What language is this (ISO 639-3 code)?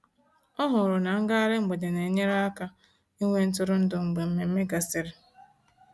ibo